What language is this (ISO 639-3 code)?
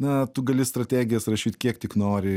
lit